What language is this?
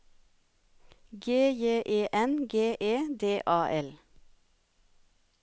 Norwegian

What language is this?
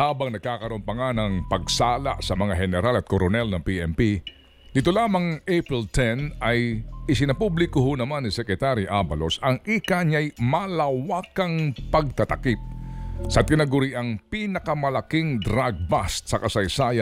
Filipino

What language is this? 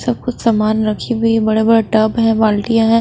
Hindi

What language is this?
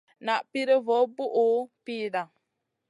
Masana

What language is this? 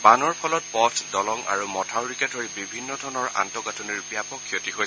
Assamese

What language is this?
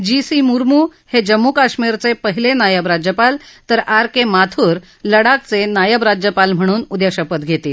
Marathi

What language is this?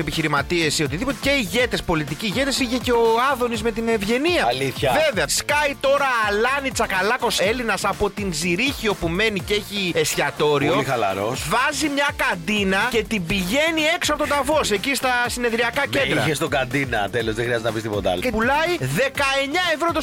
Greek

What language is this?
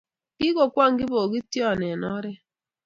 Kalenjin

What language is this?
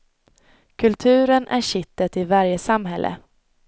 Swedish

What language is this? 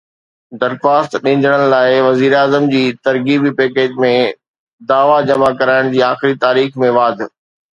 Sindhi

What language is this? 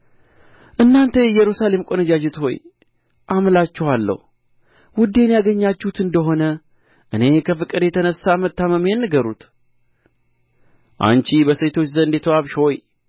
Amharic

